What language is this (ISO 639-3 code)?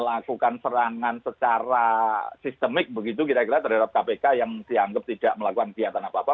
ind